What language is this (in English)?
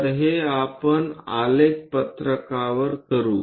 Marathi